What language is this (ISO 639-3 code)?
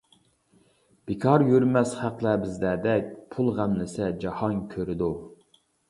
uig